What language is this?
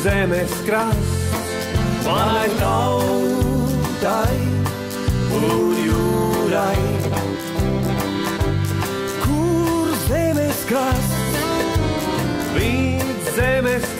Latvian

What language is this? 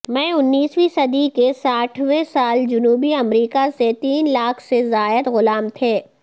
Urdu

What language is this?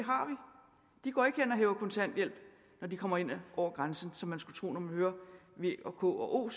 Danish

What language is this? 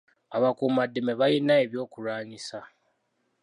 Ganda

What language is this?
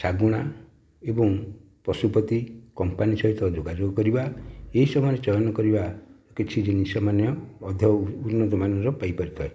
Odia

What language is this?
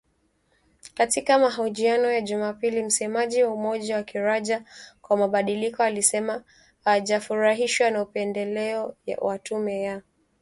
Swahili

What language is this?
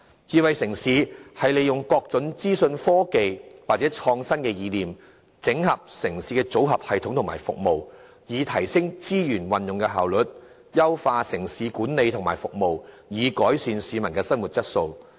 Cantonese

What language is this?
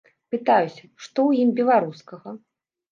Belarusian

